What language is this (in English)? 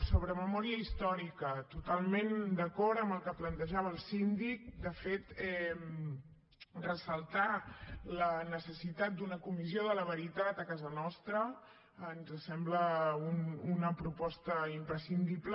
Catalan